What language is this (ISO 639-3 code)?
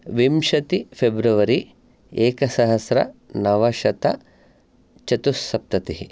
san